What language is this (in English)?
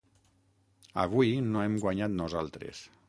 Catalan